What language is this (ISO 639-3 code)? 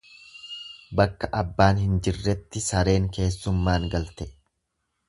orm